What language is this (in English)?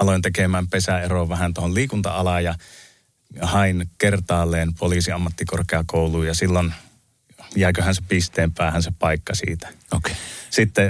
Finnish